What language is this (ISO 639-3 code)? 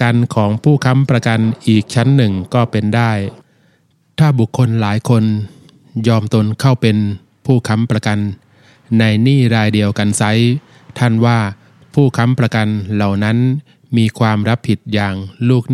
tha